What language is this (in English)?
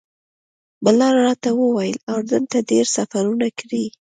Pashto